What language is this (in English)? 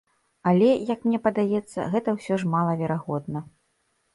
Belarusian